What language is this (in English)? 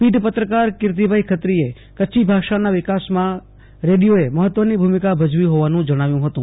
Gujarati